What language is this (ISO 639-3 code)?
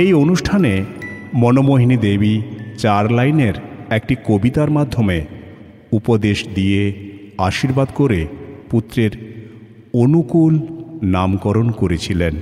ben